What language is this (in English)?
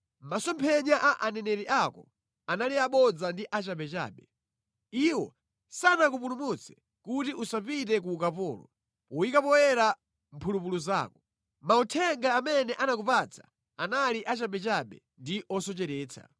Nyanja